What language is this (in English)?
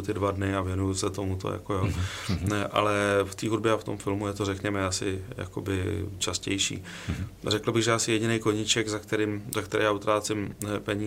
Czech